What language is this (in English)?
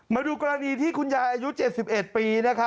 Thai